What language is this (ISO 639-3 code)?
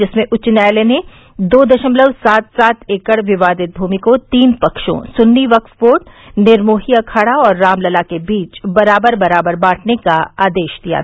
hin